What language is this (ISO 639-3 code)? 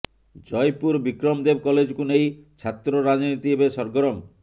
ori